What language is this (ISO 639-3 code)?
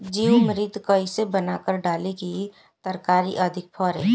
bho